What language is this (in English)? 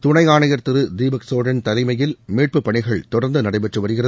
Tamil